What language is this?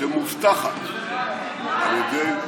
Hebrew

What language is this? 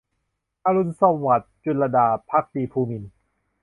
Thai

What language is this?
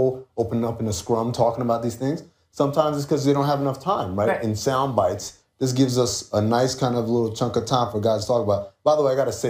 English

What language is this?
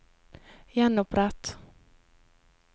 Norwegian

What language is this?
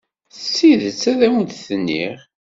Kabyle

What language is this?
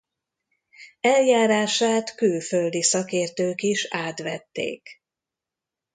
Hungarian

